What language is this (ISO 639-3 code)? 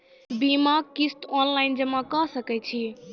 mai